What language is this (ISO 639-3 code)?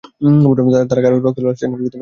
ben